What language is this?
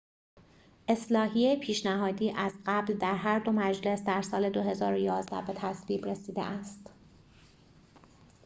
Persian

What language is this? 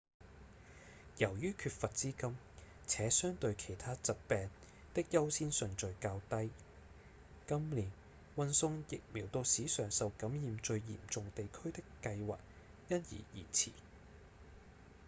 Cantonese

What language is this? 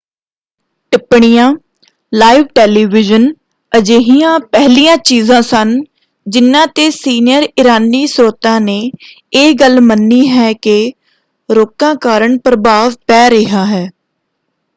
Punjabi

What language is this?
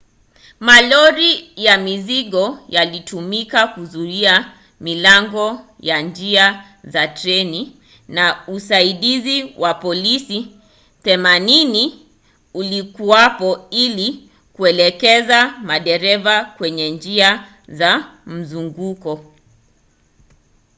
Swahili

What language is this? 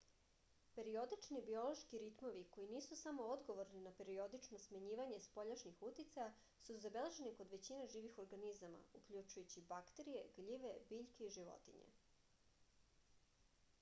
Serbian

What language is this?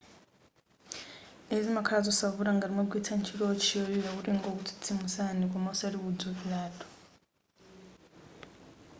Nyanja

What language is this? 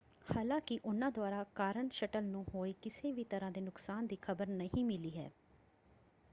Punjabi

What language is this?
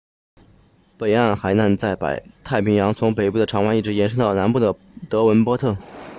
Chinese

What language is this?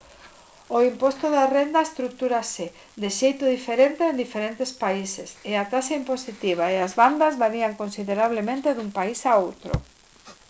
Galician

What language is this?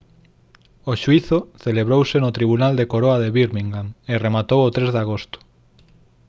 Galician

